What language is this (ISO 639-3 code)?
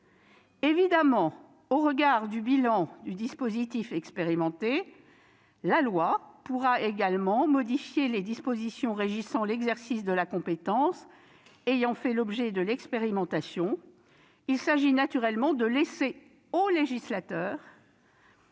fra